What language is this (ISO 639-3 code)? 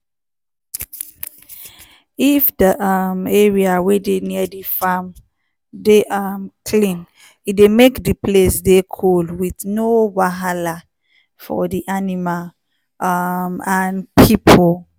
pcm